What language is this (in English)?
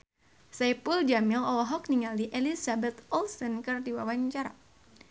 Sundanese